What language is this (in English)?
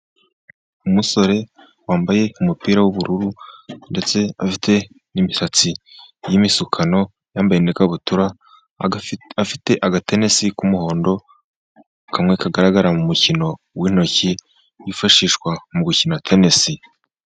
Kinyarwanda